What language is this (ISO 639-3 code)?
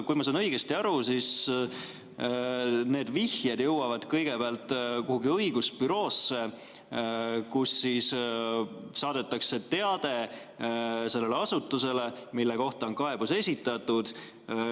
est